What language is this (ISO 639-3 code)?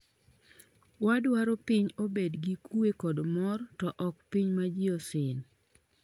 luo